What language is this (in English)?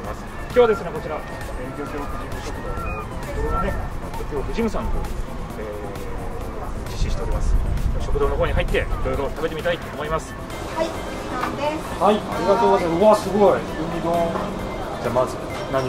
Japanese